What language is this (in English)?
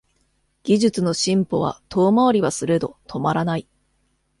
Japanese